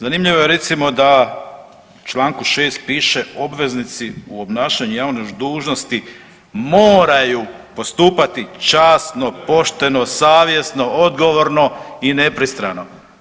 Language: Croatian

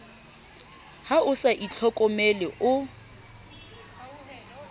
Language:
Southern Sotho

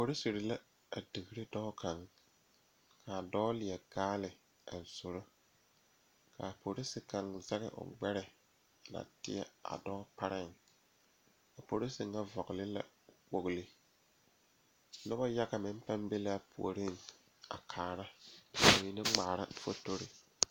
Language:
Southern Dagaare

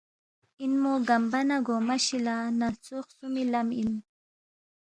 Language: Balti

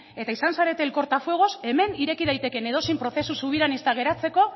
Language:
Basque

